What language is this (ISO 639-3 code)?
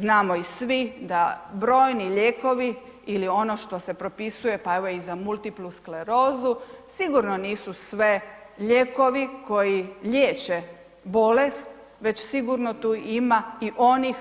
hrv